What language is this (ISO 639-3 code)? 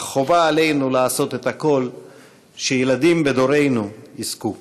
heb